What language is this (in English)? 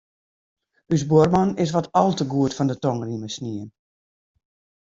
Western Frisian